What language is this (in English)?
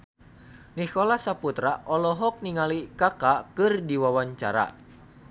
Sundanese